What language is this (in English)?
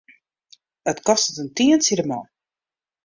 Western Frisian